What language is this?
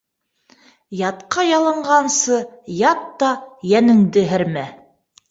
Bashkir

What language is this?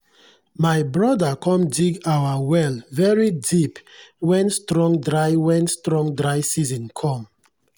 Nigerian Pidgin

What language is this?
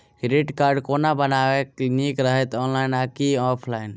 Maithili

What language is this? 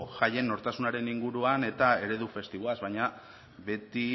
Basque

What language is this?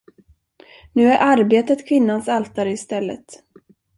Swedish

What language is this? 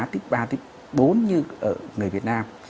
Vietnamese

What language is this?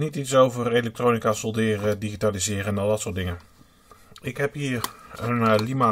Dutch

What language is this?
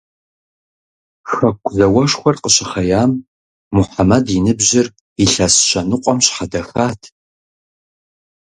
Kabardian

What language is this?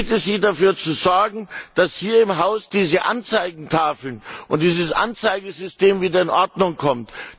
German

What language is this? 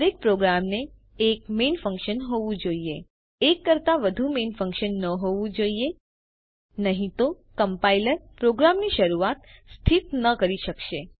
Gujarati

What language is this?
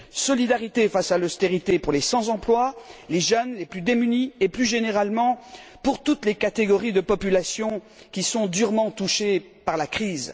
French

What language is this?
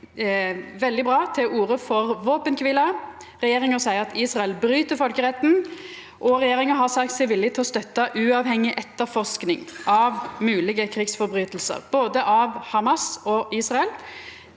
Norwegian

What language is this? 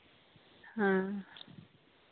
Santali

